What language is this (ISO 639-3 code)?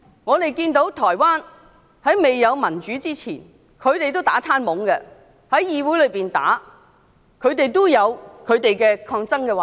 yue